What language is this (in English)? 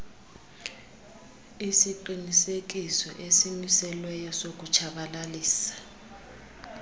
Xhosa